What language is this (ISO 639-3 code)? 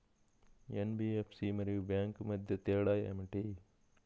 tel